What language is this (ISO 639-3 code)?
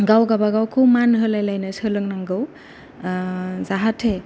brx